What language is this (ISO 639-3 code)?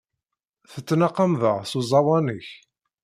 kab